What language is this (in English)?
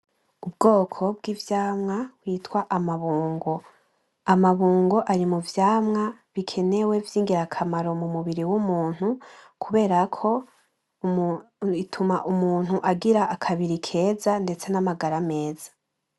Rundi